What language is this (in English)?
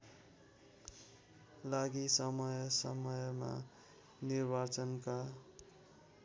Nepali